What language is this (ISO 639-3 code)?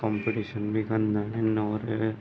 snd